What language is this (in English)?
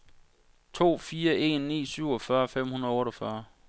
Danish